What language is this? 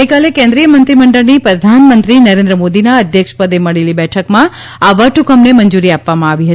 Gujarati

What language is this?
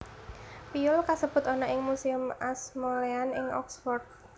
Javanese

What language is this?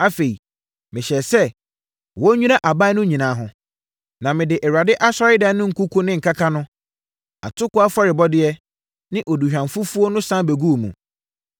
Akan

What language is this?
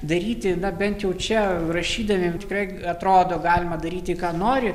Lithuanian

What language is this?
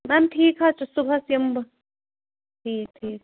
Kashmiri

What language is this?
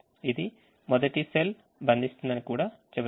Telugu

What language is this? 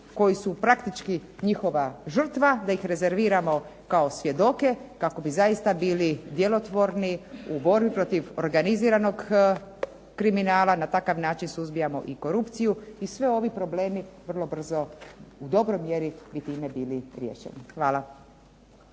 Croatian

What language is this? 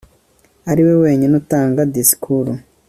Kinyarwanda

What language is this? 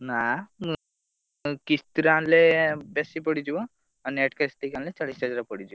Odia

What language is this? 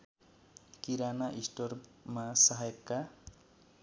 Nepali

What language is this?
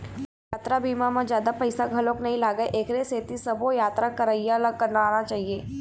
Chhattisgarhi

